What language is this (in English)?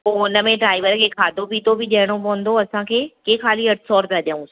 Sindhi